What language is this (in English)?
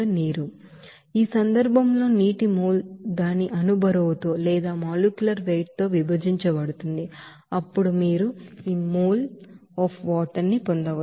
Telugu